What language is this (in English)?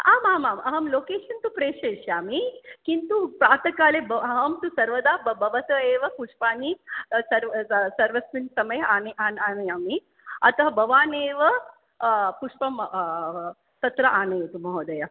Sanskrit